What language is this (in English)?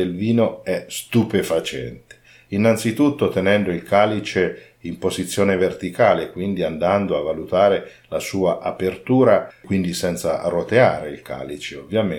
Italian